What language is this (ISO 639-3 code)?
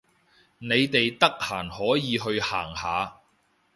yue